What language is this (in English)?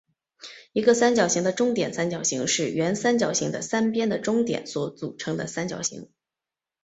Chinese